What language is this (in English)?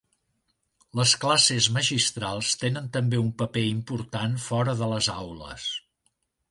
Catalan